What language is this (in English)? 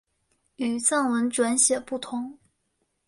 Chinese